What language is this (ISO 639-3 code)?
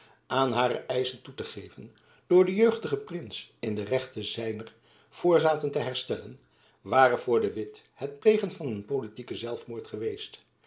nld